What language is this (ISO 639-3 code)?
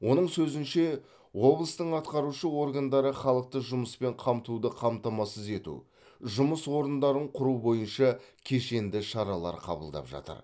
kaz